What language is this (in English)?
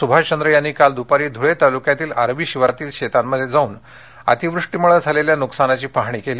Marathi